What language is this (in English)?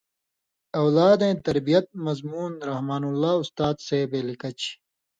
Indus Kohistani